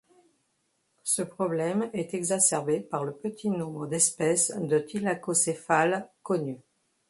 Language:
French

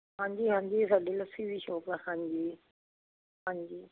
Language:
Punjabi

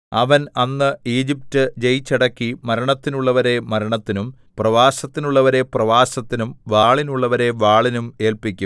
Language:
Malayalam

